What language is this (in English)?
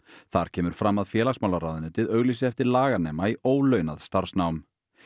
Icelandic